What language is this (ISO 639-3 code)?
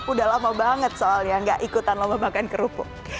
ind